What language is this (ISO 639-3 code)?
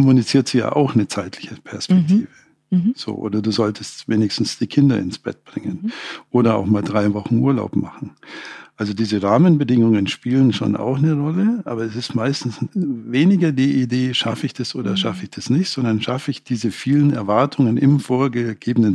deu